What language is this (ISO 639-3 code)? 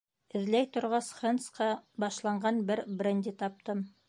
bak